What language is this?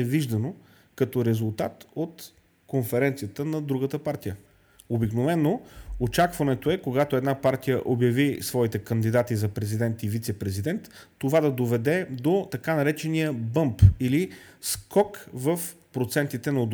Bulgarian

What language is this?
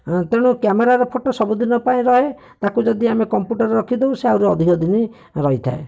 Odia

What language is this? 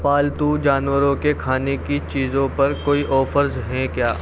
Urdu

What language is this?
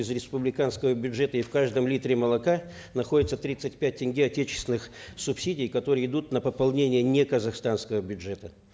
Kazakh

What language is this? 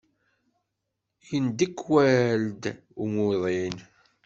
Kabyle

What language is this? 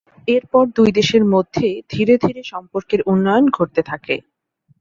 Bangla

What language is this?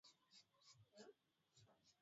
Swahili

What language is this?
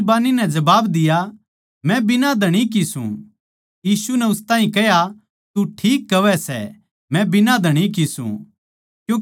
Haryanvi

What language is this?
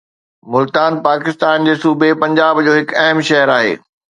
Sindhi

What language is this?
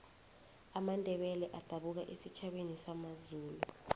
South Ndebele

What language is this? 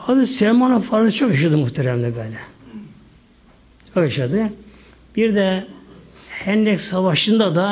Turkish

